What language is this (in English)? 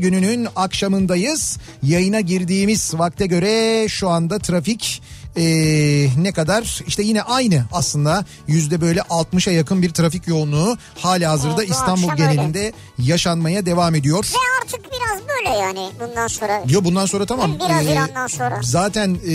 Turkish